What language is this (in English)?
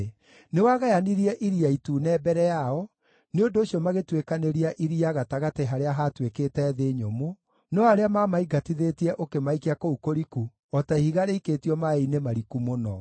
Kikuyu